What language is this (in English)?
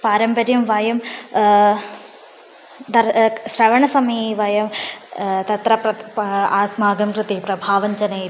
Sanskrit